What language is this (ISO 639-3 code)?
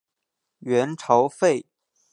zho